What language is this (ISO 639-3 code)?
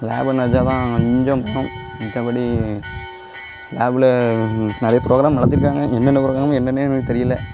tam